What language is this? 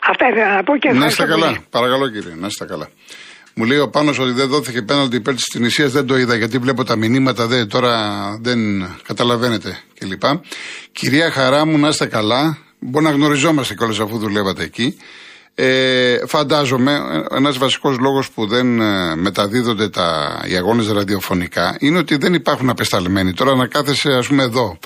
Greek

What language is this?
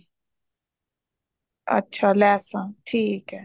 Punjabi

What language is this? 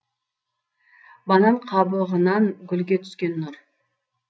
Kazakh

